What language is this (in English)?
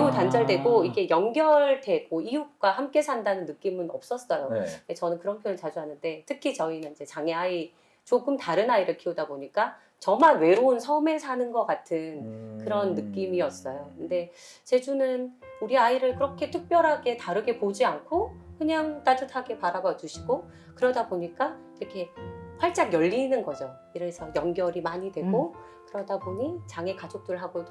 Korean